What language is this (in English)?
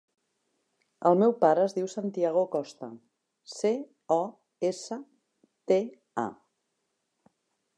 Catalan